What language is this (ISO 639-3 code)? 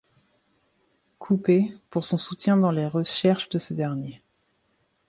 fra